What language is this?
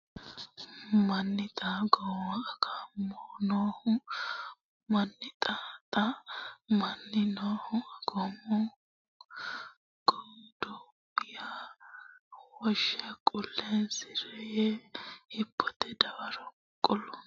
Sidamo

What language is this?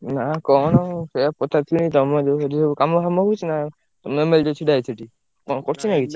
Odia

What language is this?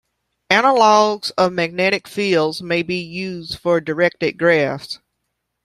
English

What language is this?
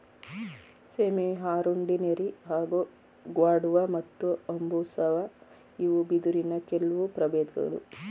Kannada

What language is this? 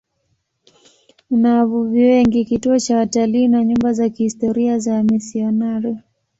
Swahili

